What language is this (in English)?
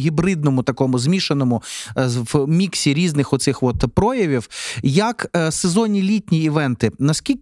Ukrainian